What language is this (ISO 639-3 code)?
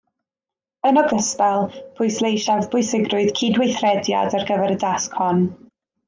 cym